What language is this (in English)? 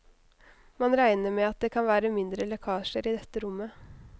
Norwegian